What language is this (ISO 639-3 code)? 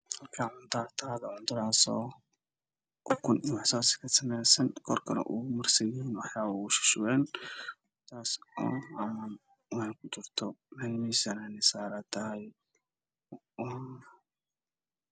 som